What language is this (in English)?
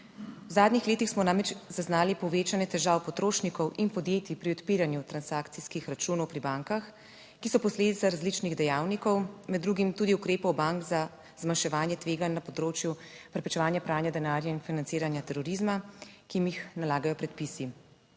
Slovenian